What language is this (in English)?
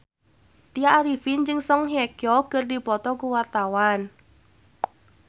Sundanese